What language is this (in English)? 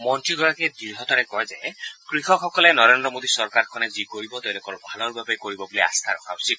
Assamese